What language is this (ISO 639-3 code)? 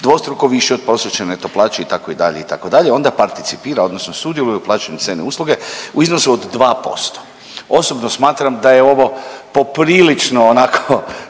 hrv